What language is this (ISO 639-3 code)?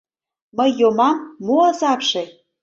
chm